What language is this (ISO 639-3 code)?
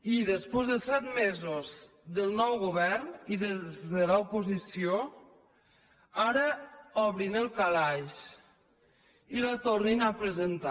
cat